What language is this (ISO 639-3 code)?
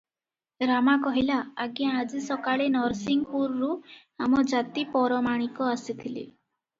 ori